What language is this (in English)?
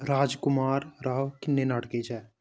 Dogri